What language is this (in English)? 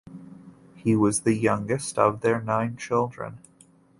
English